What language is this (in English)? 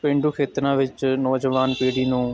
Punjabi